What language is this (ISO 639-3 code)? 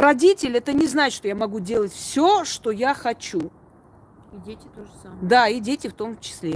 rus